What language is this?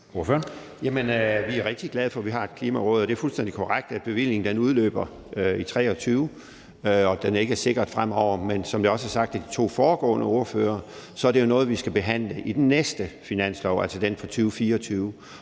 Danish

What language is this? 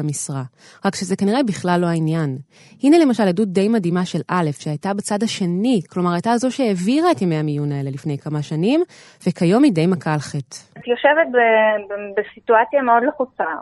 Hebrew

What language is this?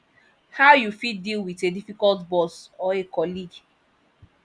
Nigerian Pidgin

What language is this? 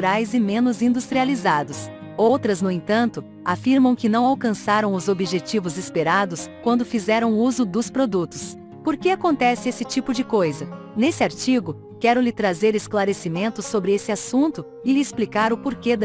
Portuguese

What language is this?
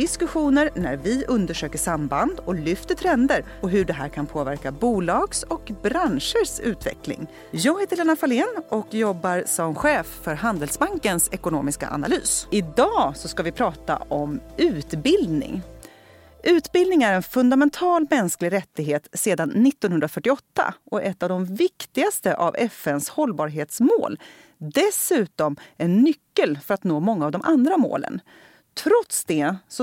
Swedish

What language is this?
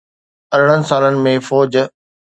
Sindhi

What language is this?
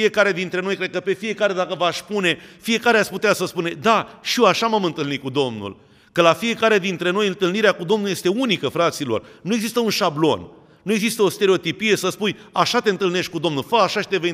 Romanian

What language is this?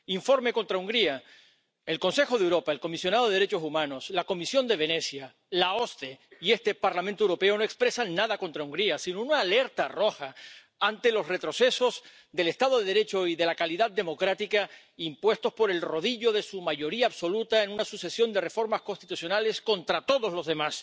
Spanish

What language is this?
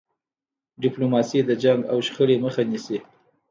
Pashto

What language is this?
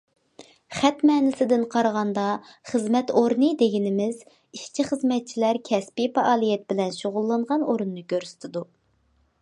Uyghur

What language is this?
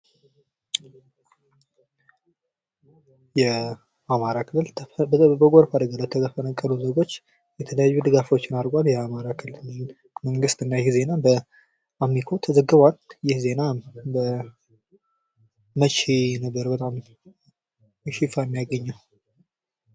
Amharic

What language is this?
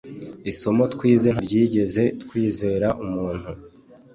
Kinyarwanda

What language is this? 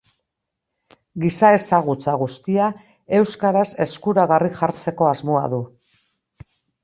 Basque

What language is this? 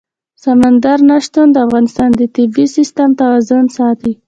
Pashto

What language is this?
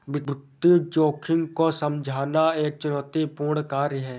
Hindi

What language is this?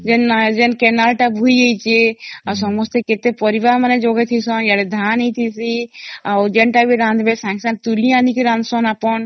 Odia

